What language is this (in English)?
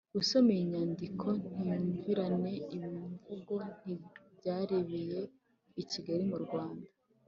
Kinyarwanda